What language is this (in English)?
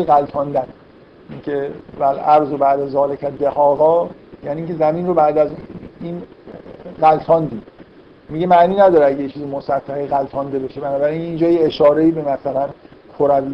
Persian